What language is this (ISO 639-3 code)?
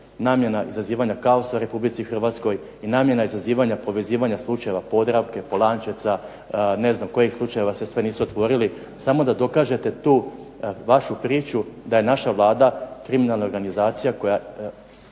hrv